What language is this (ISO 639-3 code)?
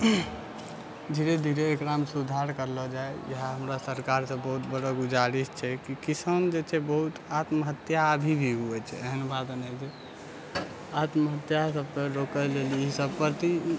mai